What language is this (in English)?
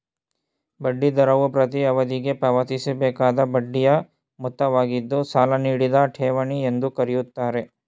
Kannada